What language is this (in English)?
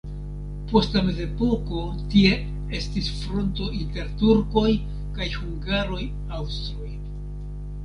Esperanto